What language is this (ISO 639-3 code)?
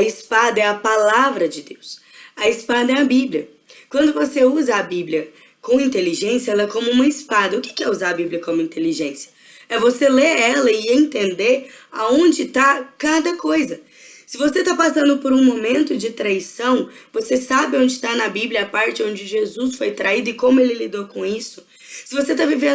por